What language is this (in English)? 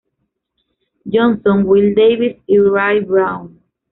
Spanish